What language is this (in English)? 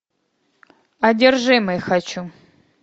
Russian